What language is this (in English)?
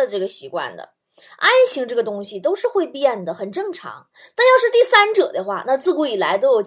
Chinese